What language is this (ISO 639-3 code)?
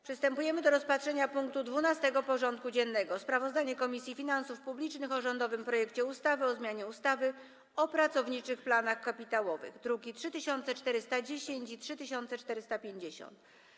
pol